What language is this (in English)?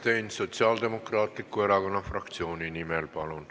Estonian